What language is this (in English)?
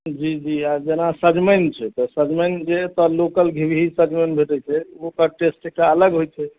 Maithili